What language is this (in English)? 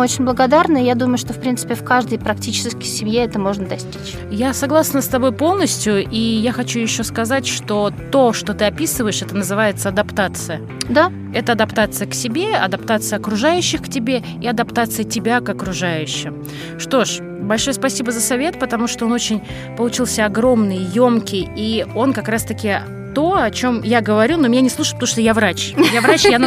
Russian